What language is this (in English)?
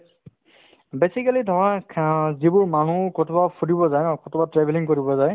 Assamese